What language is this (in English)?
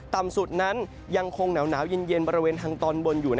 Thai